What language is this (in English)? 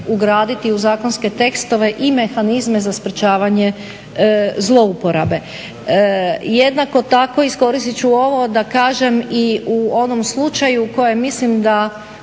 Croatian